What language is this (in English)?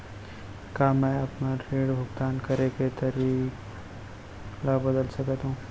Chhattisgarhi